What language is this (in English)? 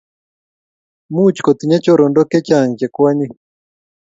Kalenjin